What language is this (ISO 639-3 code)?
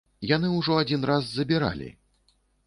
bel